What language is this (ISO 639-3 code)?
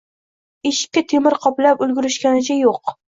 uzb